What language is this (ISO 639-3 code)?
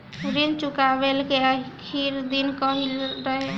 bho